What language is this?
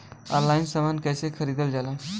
Bhojpuri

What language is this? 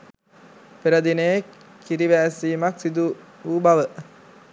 Sinhala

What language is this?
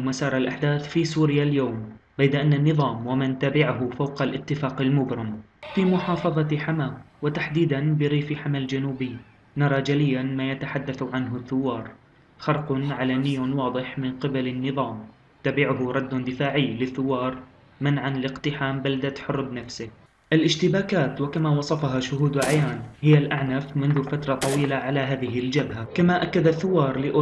Arabic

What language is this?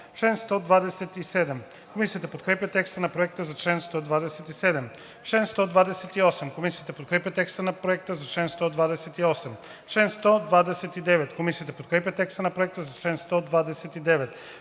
Bulgarian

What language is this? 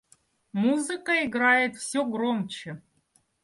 Russian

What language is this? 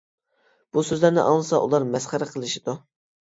Uyghur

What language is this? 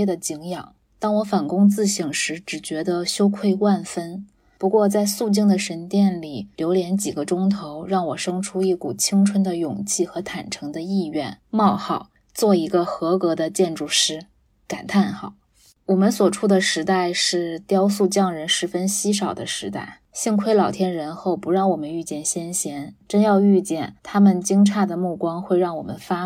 Chinese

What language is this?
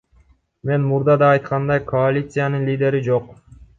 Kyrgyz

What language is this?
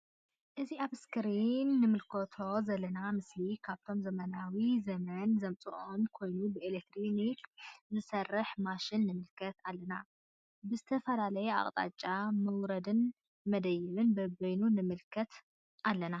Tigrinya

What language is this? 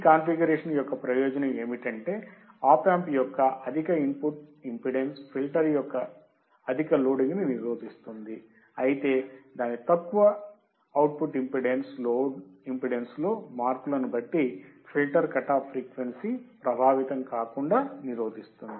Telugu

